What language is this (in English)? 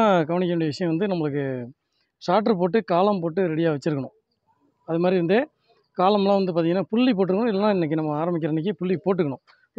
Tamil